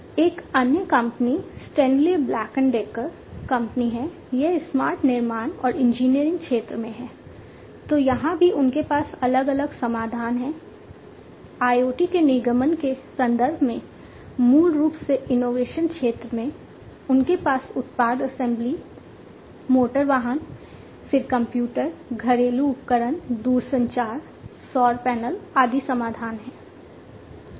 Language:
Hindi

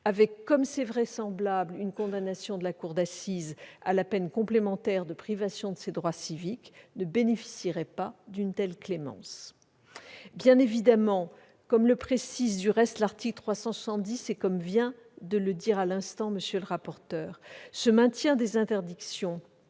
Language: French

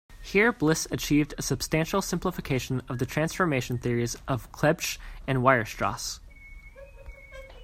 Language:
English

